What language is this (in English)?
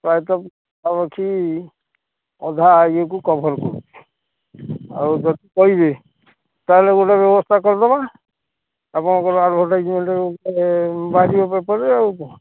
Odia